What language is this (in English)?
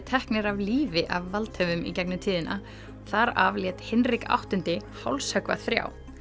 Icelandic